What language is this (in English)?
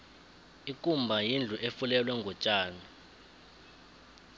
South Ndebele